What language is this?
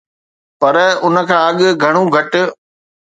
Sindhi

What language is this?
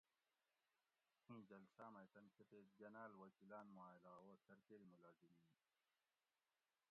Gawri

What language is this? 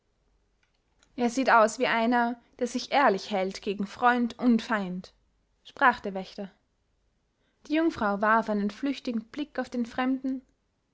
German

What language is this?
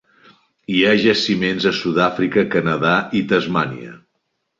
Catalan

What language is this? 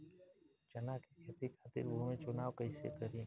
Bhojpuri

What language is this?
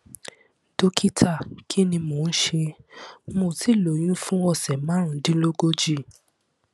Yoruba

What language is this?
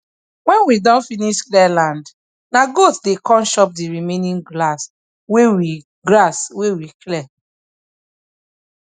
Nigerian Pidgin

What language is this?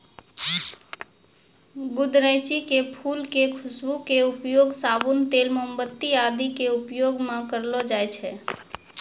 Maithili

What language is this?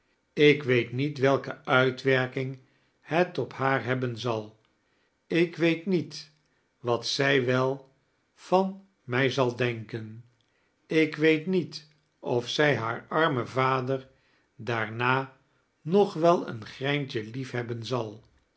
Dutch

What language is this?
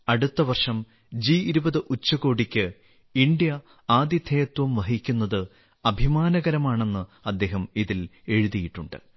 Malayalam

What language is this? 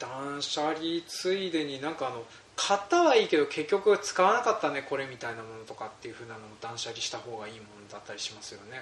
Japanese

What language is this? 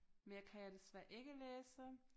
Danish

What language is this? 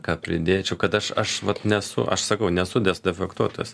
Lithuanian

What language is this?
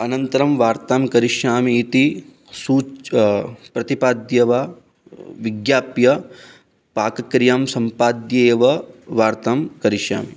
Sanskrit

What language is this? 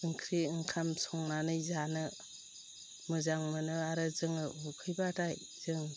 Bodo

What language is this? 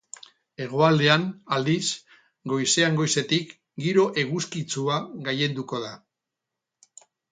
Basque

